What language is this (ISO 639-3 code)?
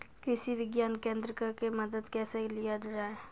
mai